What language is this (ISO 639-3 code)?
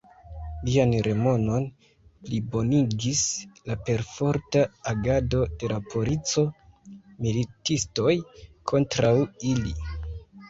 epo